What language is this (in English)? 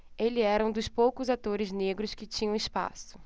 Portuguese